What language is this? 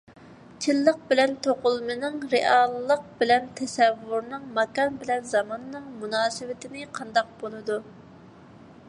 Uyghur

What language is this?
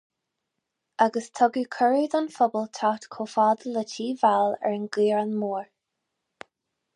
Irish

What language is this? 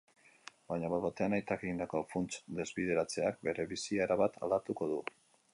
Basque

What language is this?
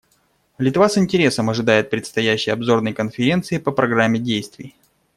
Russian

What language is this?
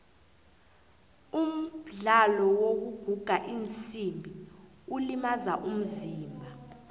South Ndebele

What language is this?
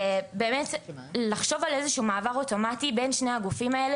Hebrew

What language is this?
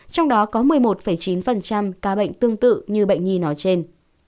Vietnamese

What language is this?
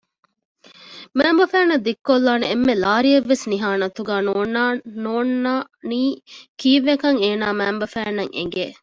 Divehi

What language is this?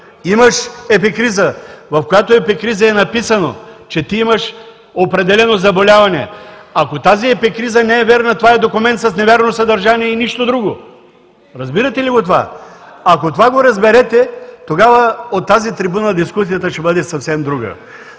Bulgarian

